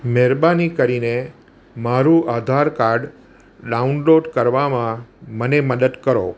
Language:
Gujarati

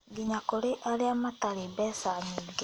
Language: Kikuyu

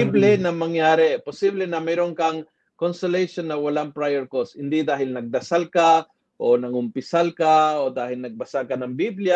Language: Filipino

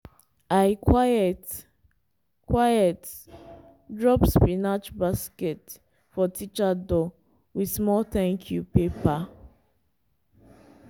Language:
Nigerian Pidgin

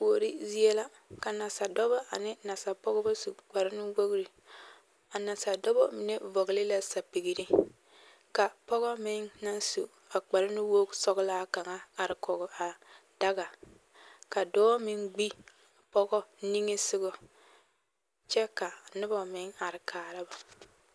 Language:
Southern Dagaare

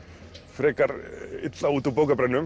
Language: Icelandic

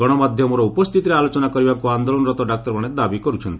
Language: Odia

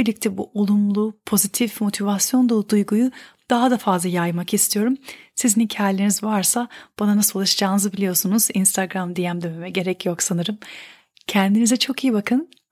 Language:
Turkish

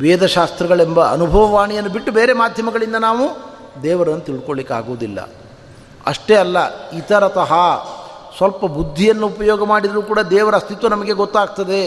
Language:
Kannada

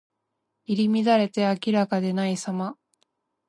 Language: Japanese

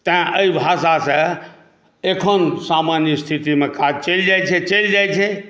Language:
Maithili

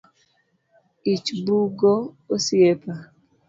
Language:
Luo (Kenya and Tanzania)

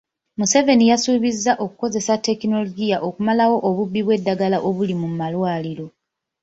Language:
Ganda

